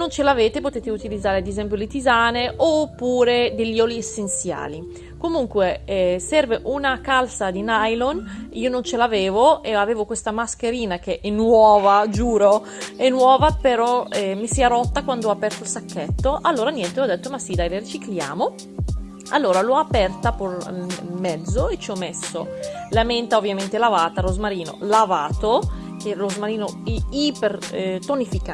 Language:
Italian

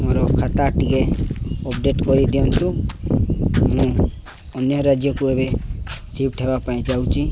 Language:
Odia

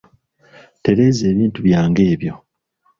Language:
Ganda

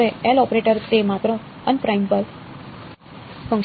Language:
Gujarati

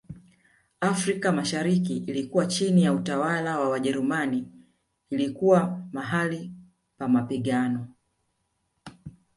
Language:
Swahili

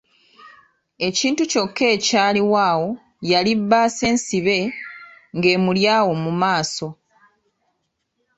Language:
Ganda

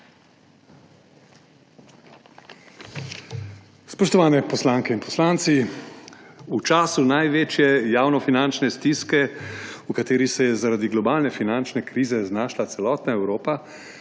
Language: Slovenian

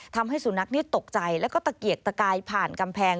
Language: Thai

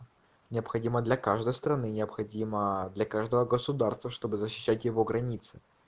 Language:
Russian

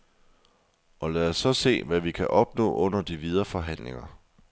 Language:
Danish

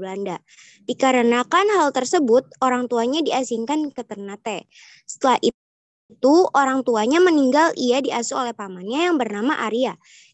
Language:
Indonesian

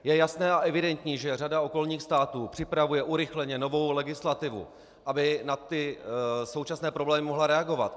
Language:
Czech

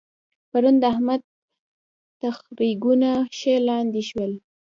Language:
Pashto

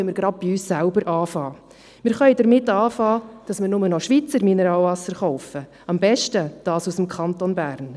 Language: Swiss German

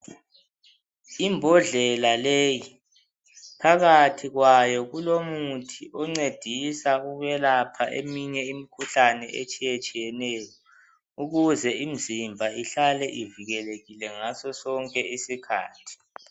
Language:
North Ndebele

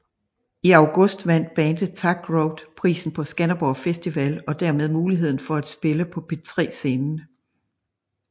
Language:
Danish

